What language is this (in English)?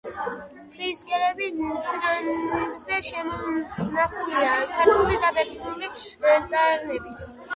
Georgian